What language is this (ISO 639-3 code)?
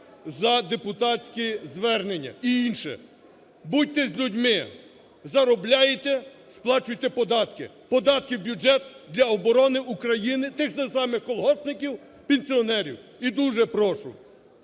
ukr